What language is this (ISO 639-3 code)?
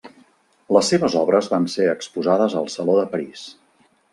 cat